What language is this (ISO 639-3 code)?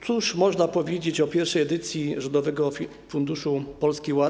pol